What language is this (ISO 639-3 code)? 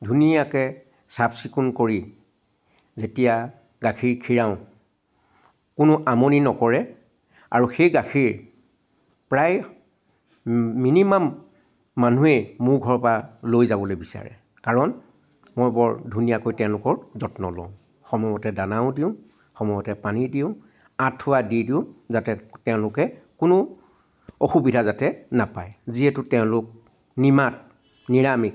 asm